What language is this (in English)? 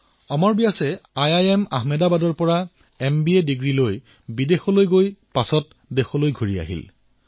Assamese